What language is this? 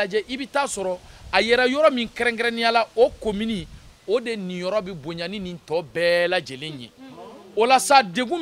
French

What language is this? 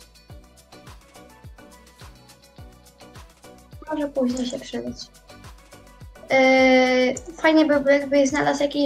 Polish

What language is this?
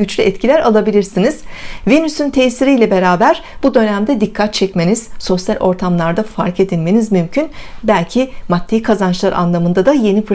Turkish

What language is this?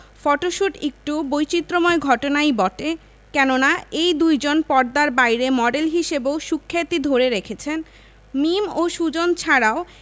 Bangla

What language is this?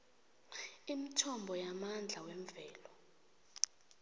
South Ndebele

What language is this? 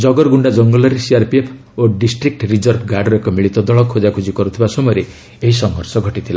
Odia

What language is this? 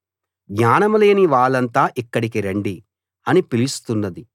Telugu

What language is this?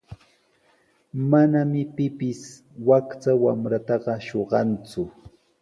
Sihuas Ancash Quechua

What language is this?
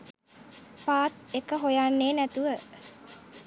Sinhala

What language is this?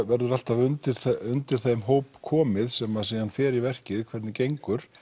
Icelandic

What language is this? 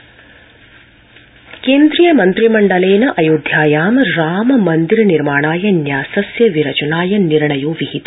Sanskrit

